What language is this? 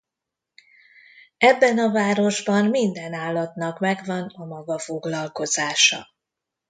Hungarian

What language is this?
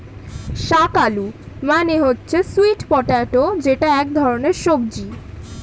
Bangla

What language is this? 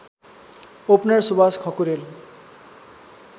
Nepali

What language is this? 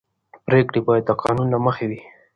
Pashto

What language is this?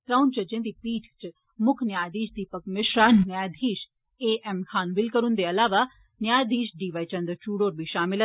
Dogri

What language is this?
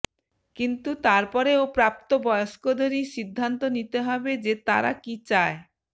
Bangla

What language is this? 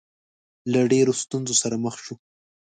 Pashto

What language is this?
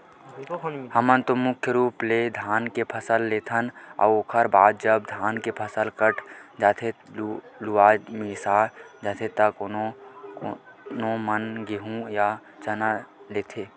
Chhattisgarhi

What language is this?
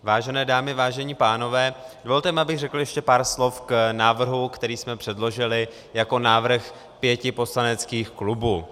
Czech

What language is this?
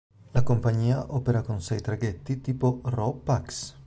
Italian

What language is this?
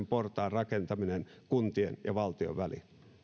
Finnish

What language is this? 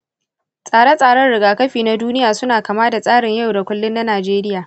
Hausa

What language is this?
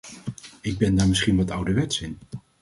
Dutch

